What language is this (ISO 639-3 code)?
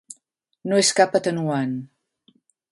cat